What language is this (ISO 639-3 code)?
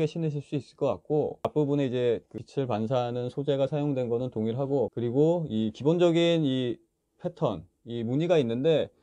kor